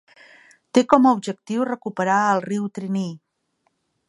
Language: Catalan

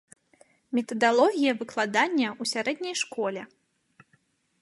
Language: Belarusian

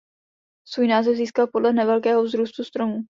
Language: Czech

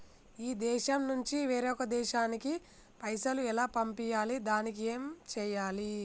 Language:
Telugu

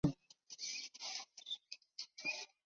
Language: Chinese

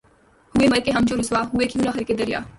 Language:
Urdu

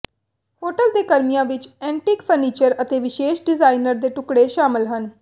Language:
Punjabi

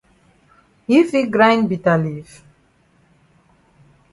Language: Cameroon Pidgin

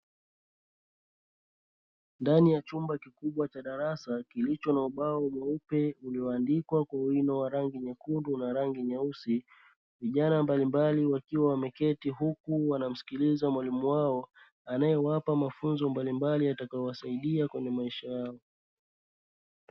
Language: Swahili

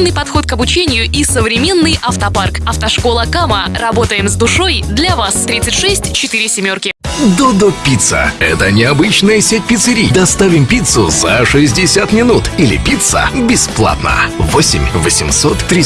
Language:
Russian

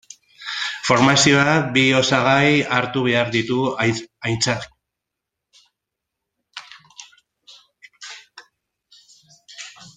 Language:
Basque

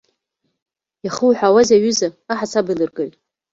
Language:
Abkhazian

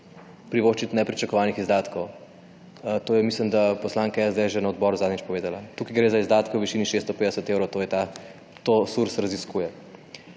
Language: Slovenian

